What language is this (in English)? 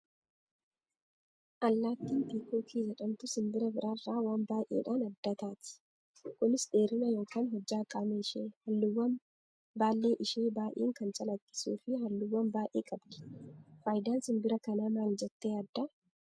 Oromo